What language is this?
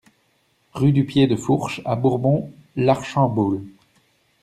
French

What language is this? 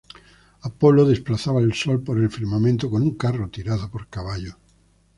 Spanish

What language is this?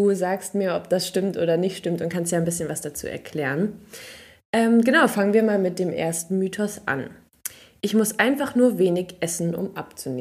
German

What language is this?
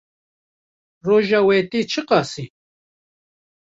Kurdish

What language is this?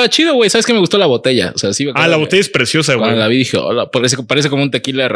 Spanish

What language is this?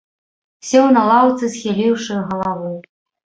Belarusian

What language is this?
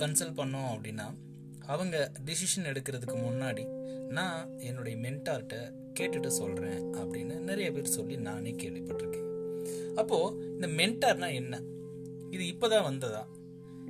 Tamil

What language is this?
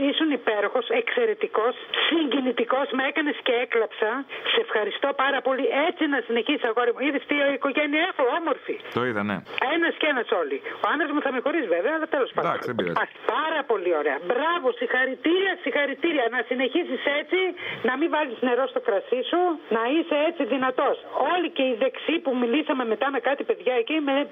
Greek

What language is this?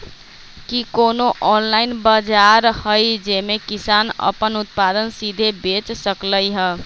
Magahi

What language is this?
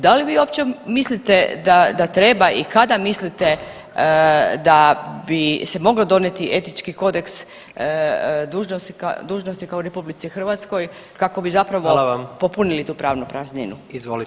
Croatian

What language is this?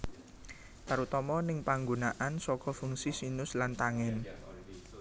Javanese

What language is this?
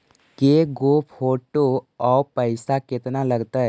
Magahi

